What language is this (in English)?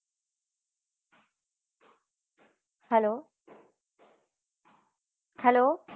Gujarati